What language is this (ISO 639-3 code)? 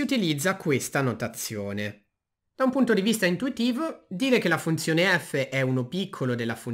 ita